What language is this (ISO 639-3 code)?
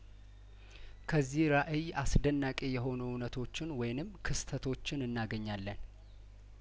amh